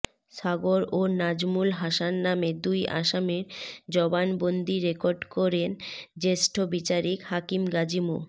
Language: Bangla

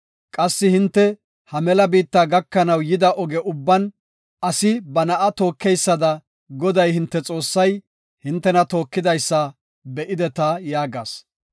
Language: Gofa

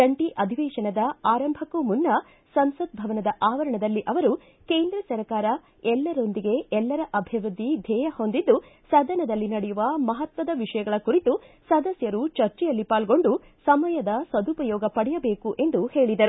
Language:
Kannada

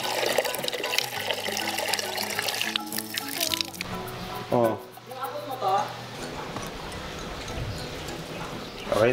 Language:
Filipino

